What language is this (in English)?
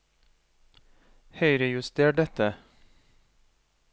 Norwegian